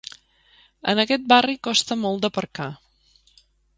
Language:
Catalan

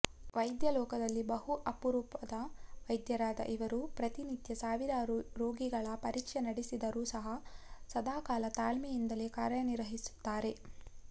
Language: Kannada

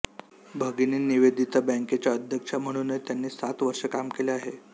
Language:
Marathi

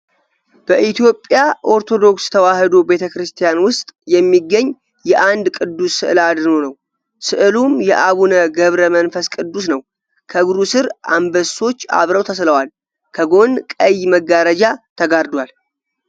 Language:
Amharic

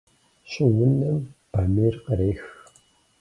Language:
Kabardian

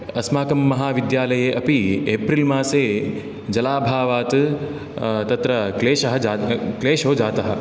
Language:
Sanskrit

